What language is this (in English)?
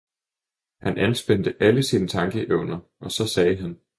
Danish